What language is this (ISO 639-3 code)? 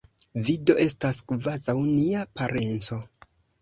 epo